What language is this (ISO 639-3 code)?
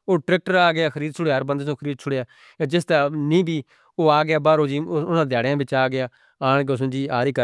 hno